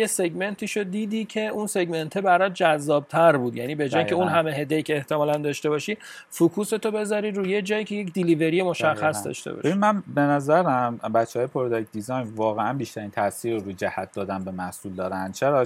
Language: Persian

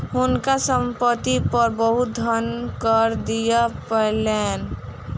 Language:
Maithili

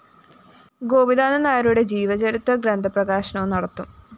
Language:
Malayalam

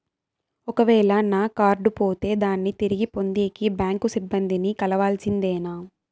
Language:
Telugu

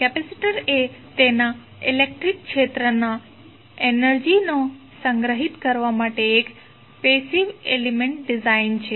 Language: Gujarati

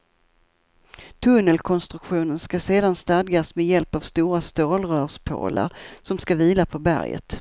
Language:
Swedish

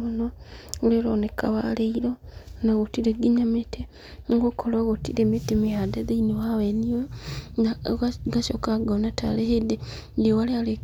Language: Kikuyu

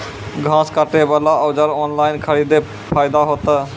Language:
Maithili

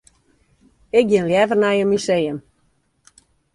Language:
Western Frisian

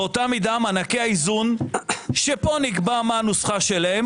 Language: Hebrew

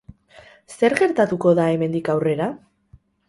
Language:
Basque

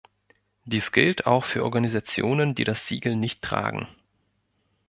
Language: German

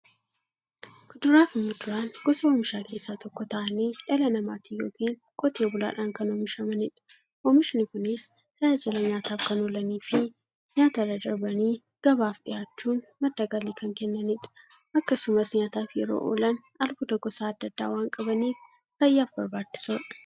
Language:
Oromo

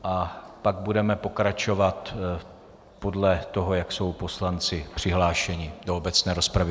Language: Czech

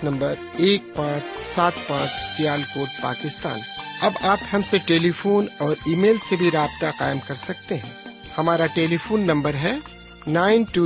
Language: Urdu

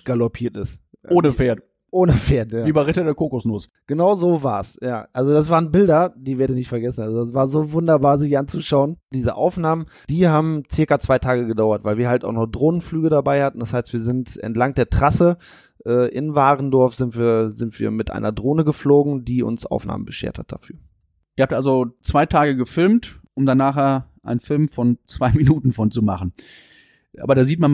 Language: German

